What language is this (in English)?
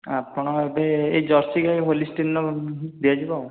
Odia